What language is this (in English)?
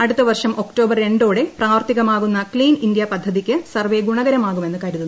Malayalam